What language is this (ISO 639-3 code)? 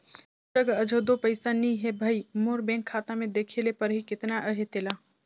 hne